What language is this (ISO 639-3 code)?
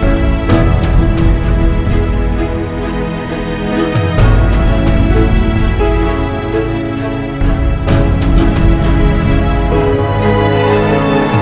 ind